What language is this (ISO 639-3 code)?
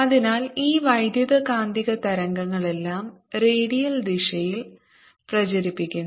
mal